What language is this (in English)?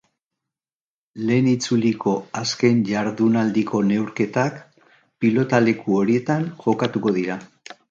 Basque